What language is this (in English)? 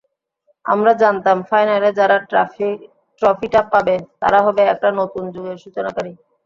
Bangla